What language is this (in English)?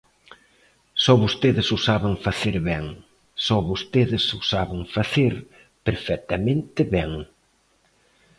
Galician